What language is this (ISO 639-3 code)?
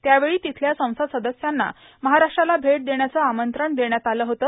mar